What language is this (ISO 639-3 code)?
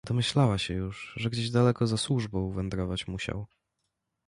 pol